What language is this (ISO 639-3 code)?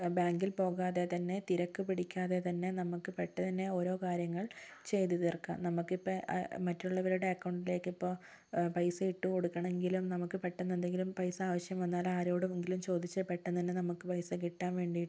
mal